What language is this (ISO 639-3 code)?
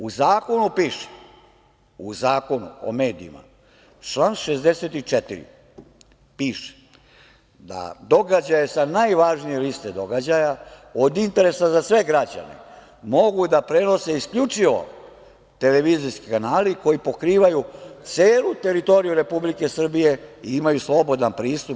srp